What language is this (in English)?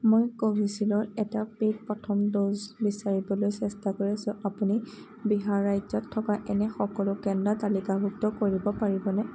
Assamese